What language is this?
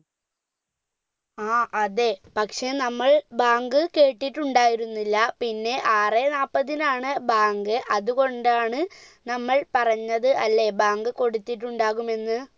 Malayalam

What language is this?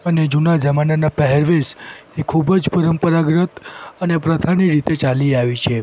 Gujarati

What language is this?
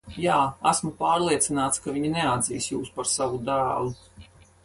Latvian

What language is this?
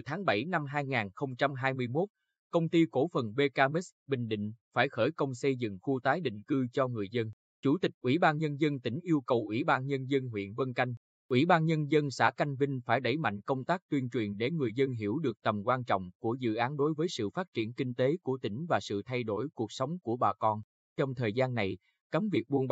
Vietnamese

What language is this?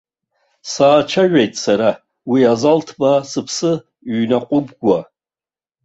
Abkhazian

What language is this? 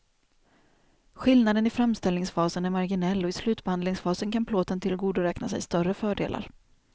Swedish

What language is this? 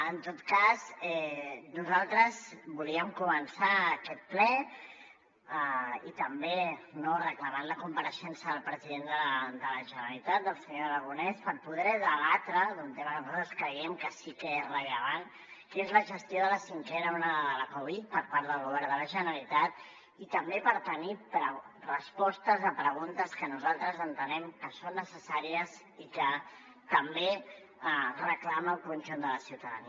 Catalan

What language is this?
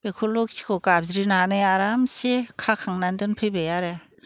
Bodo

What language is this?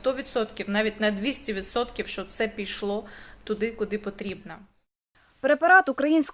Ukrainian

